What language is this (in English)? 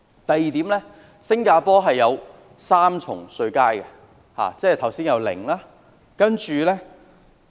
Cantonese